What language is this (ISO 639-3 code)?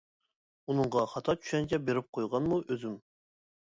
uig